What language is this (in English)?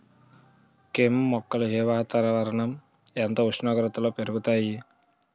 Telugu